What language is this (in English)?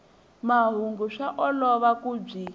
Tsonga